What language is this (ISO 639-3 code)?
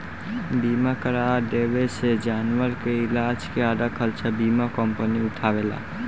bho